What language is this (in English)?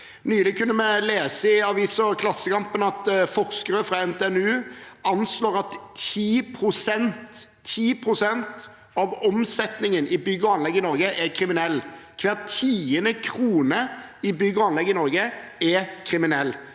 Norwegian